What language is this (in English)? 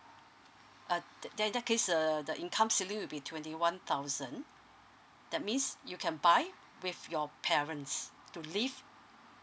English